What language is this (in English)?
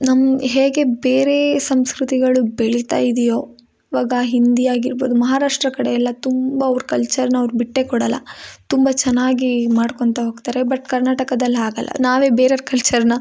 Kannada